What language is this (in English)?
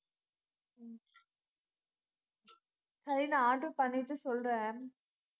Tamil